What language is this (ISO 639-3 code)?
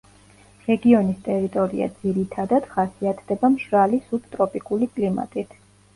kat